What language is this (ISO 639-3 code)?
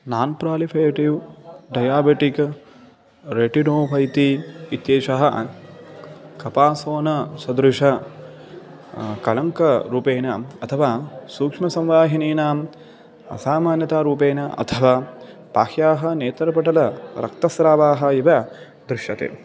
san